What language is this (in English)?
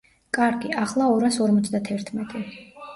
Georgian